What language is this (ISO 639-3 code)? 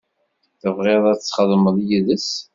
kab